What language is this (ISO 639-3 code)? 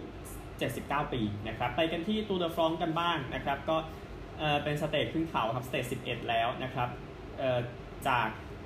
tha